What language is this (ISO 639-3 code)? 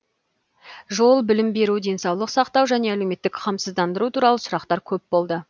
kaz